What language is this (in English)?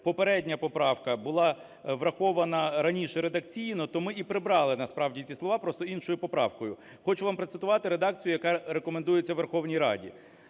Ukrainian